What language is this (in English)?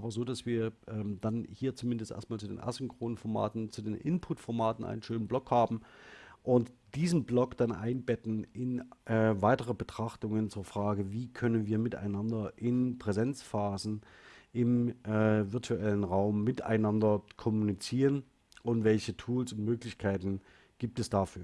German